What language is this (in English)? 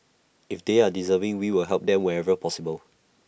English